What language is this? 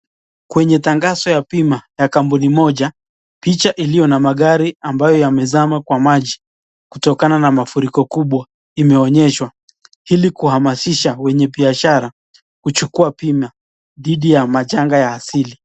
Swahili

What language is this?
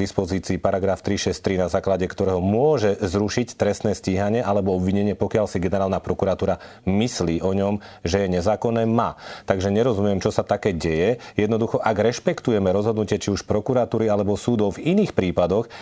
Slovak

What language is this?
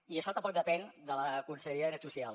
Catalan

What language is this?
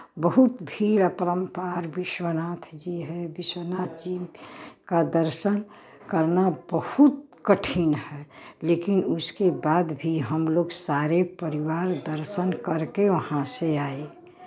Hindi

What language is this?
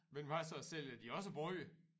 Danish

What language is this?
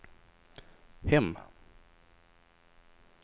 Swedish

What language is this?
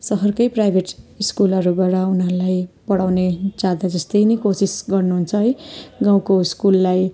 Nepali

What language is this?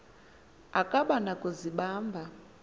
Xhosa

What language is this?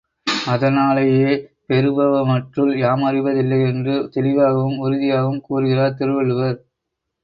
Tamil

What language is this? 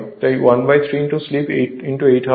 Bangla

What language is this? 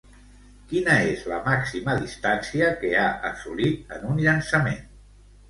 Catalan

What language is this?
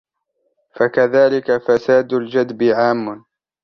Arabic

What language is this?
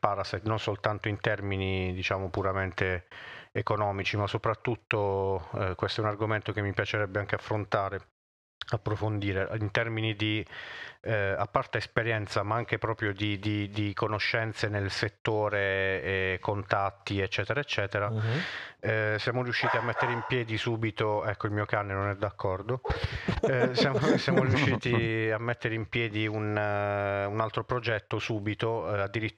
Italian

